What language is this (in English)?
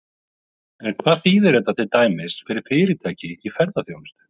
Icelandic